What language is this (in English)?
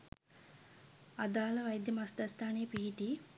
Sinhala